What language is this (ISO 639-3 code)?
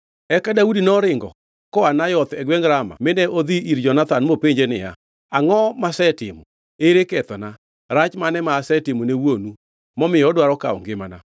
luo